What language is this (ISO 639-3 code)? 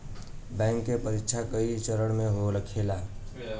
bho